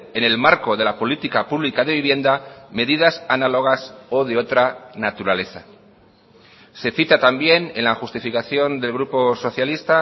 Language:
Spanish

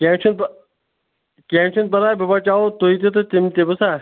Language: Kashmiri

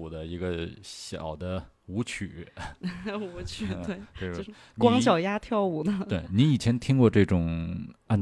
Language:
Chinese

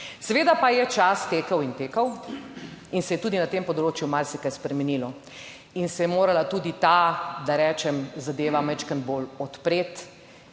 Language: Slovenian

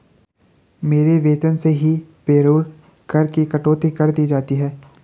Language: Hindi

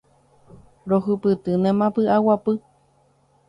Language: Guarani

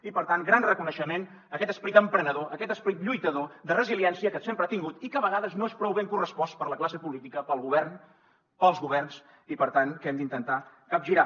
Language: Catalan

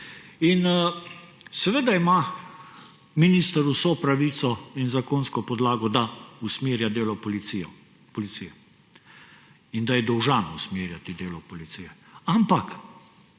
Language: Slovenian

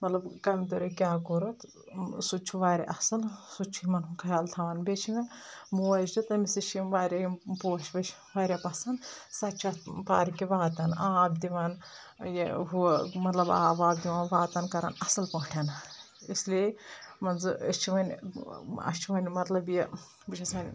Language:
Kashmiri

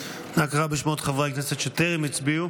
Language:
Hebrew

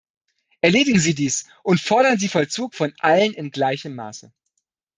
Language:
German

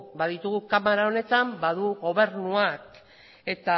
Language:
Basque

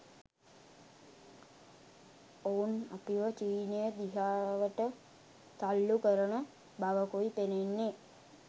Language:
Sinhala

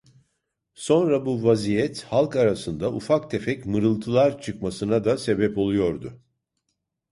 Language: Turkish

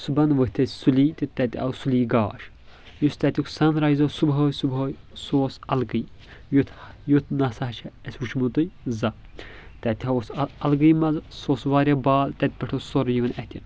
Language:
Kashmiri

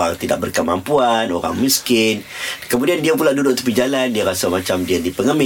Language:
Malay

